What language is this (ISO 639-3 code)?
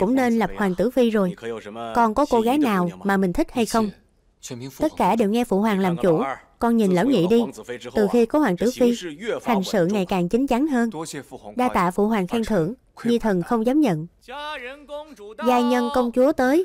vie